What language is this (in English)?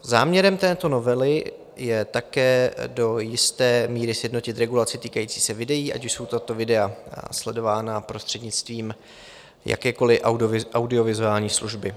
Czech